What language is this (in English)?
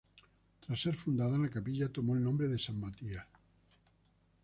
Spanish